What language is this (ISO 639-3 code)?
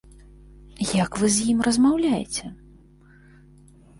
bel